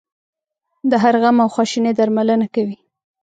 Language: Pashto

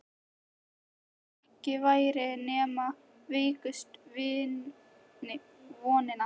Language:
Icelandic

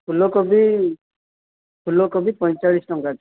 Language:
Odia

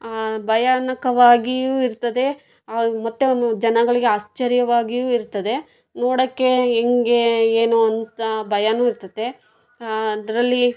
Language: Kannada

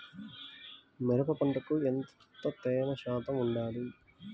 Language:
Telugu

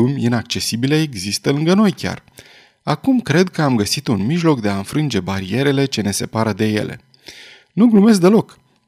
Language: Romanian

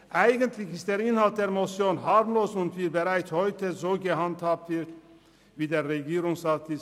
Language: Swiss German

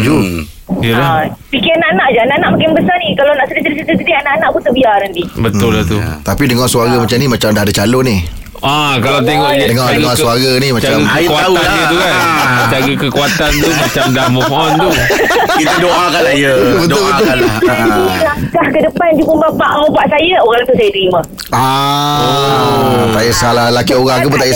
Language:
Malay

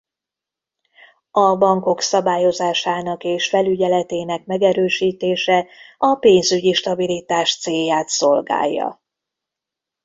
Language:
Hungarian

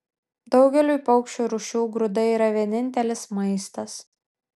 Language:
Lithuanian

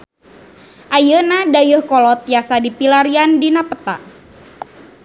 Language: Sundanese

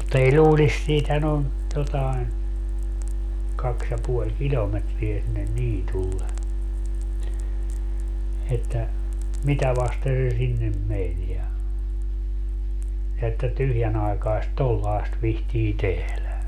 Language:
Finnish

